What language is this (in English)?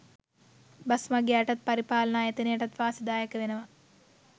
Sinhala